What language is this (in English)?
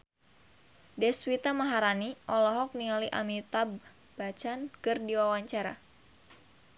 Sundanese